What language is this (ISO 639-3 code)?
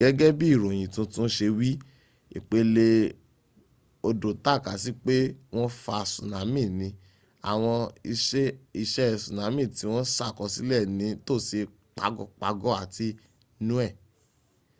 yor